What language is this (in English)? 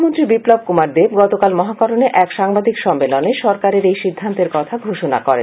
Bangla